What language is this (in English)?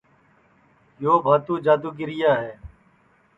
Sansi